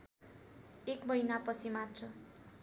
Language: Nepali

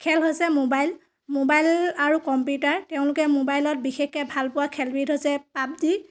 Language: Assamese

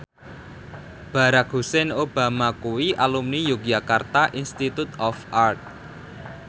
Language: Javanese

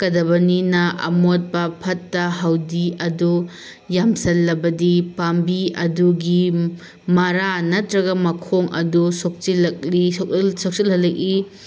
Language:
Manipuri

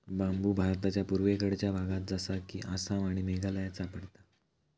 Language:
Marathi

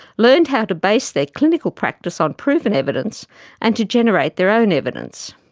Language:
English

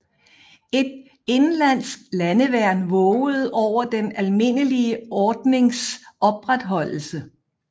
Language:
Danish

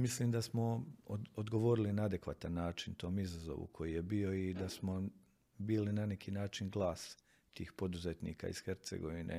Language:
Croatian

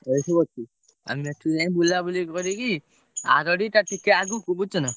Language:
Odia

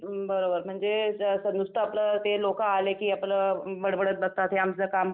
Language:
Marathi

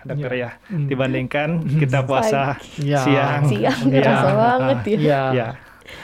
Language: Indonesian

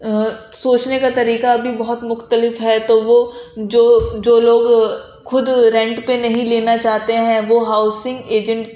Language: Urdu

